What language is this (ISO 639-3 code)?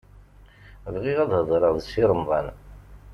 kab